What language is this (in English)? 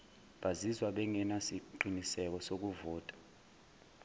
Zulu